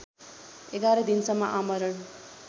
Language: Nepali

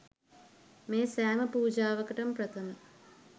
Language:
Sinhala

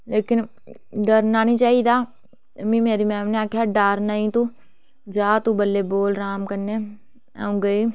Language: Dogri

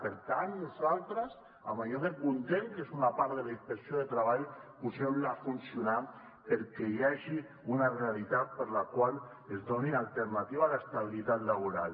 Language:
Catalan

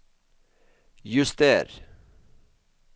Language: Norwegian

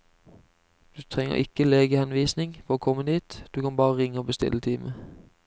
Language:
Norwegian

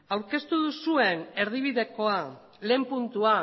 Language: Basque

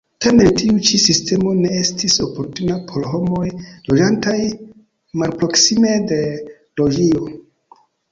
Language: Esperanto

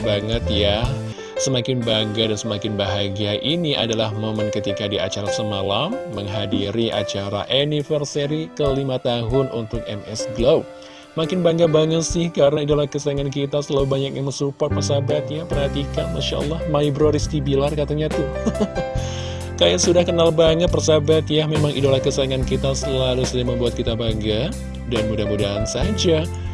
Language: Indonesian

